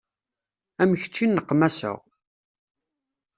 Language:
Kabyle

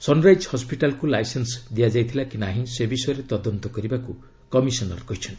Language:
Odia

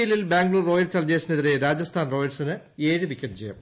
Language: Malayalam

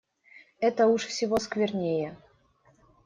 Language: Russian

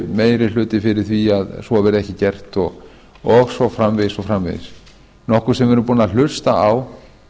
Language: Icelandic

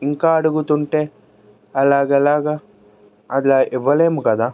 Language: Telugu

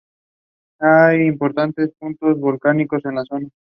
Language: Spanish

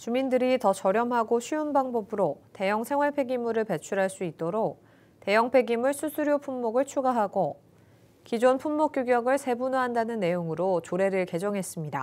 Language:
Korean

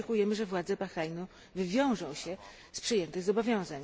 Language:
Polish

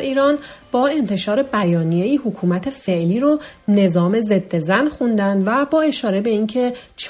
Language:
Persian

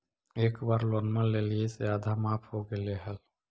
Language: Magahi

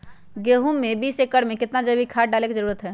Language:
Magahi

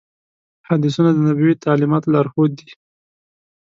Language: Pashto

